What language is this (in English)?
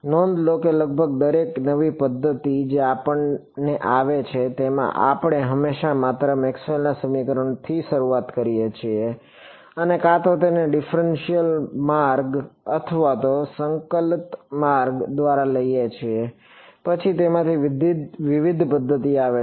Gujarati